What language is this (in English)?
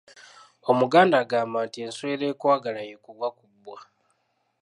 Ganda